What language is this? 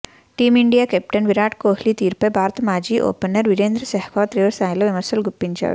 Telugu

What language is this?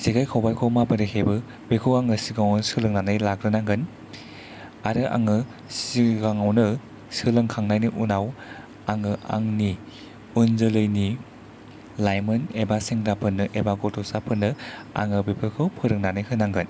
Bodo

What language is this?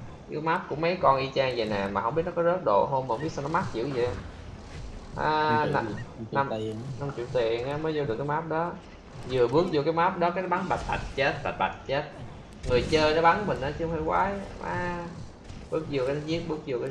Vietnamese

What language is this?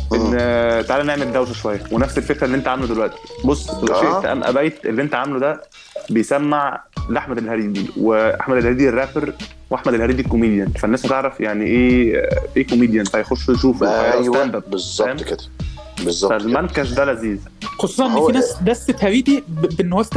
Arabic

